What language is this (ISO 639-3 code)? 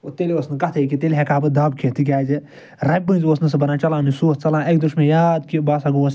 kas